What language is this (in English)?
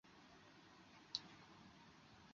Chinese